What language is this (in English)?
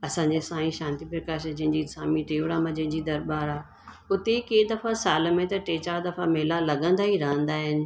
Sindhi